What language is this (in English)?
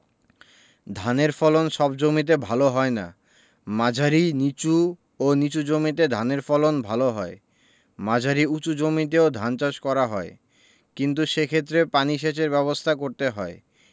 Bangla